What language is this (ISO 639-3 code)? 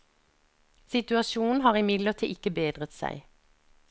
nor